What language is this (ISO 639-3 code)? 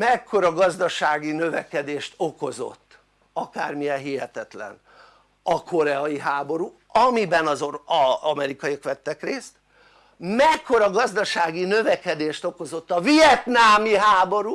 hun